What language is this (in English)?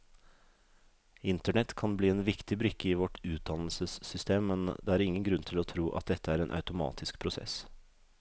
Norwegian